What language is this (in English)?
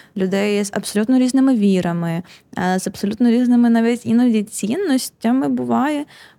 Ukrainian